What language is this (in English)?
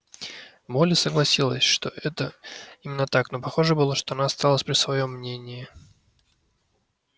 Russian